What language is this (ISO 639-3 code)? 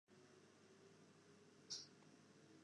fry